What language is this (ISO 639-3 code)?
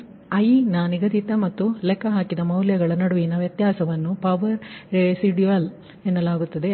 kan